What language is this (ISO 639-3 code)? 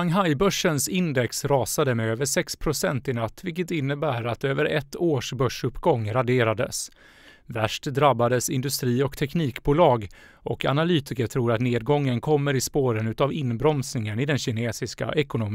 swe